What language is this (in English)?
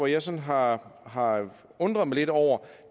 Danish